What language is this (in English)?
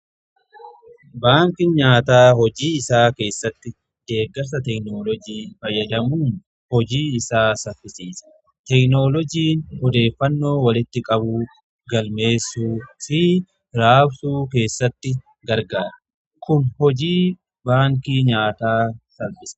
Oromo